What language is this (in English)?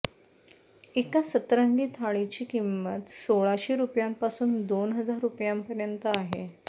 Marathi